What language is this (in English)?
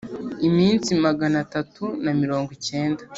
Kinyarwanda